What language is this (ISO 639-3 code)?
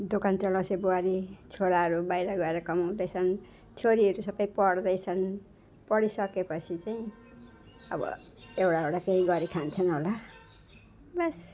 nep